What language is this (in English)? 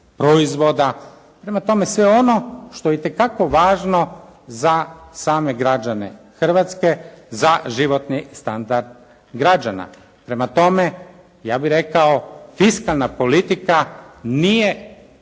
Croatian